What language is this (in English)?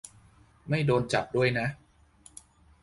Thai